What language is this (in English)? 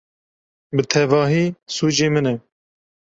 Kurdish